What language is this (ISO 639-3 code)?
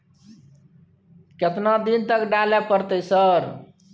mai